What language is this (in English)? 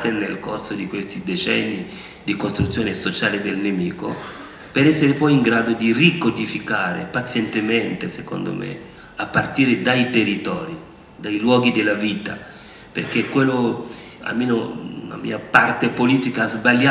Italian